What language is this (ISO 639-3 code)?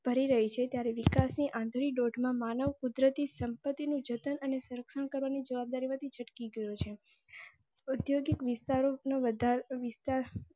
guj